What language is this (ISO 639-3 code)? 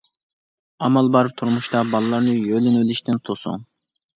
uig